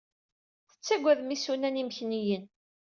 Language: Kabyle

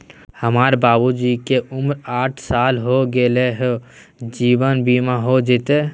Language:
Magahi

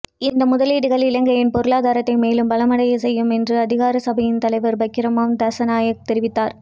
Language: Tamil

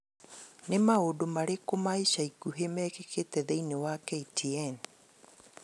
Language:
Kikuyu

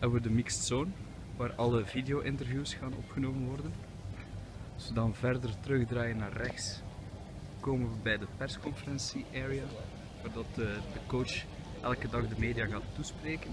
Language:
Dutch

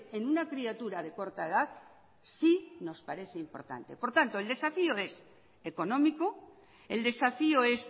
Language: Spanish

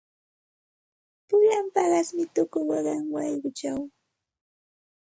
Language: Santa Ana de Tusi Pasco Quechua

